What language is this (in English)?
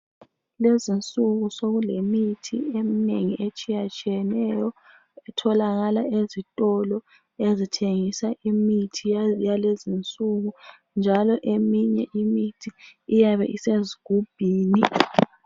North Ndebele